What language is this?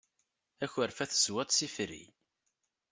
Kabyle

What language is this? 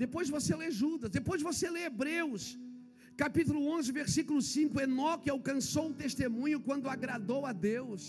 Portuguese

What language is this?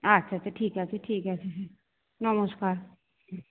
Bangla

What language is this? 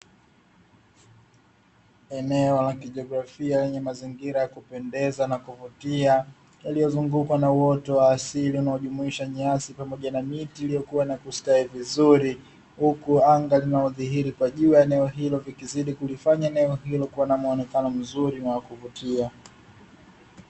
Swahili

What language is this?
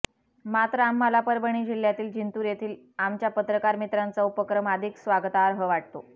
Marathi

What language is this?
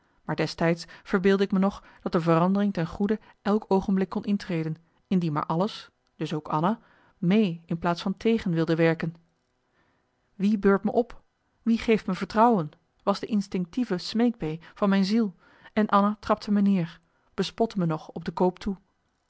Dutch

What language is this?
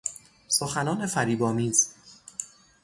Persian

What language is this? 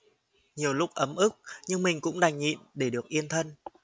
Vietnamese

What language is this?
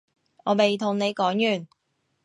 Cantonese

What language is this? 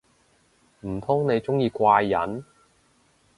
Cantonese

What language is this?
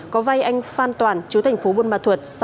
Vietnamese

